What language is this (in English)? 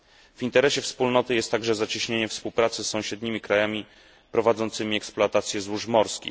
Polish